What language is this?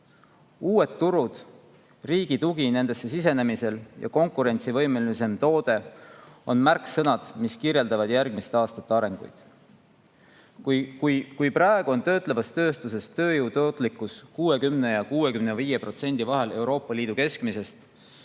Estonian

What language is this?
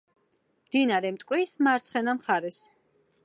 Georgian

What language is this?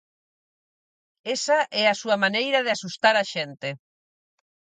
Galician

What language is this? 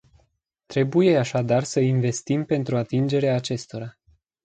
Romanian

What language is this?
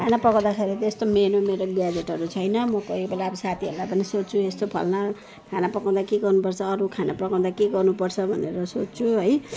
Nepali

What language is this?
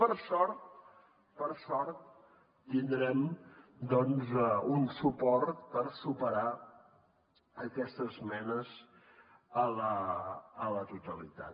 Catalan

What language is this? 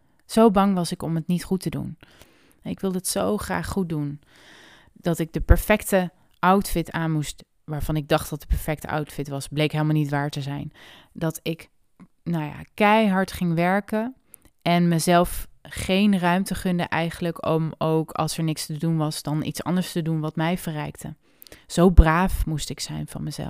Dutch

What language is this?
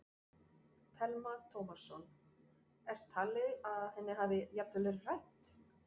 Icelandic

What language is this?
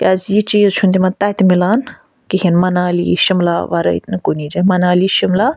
Kashmiri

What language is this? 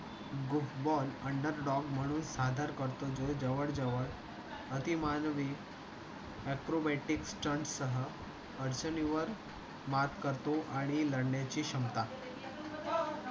Marathi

